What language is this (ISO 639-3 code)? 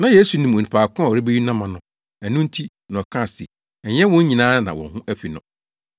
aka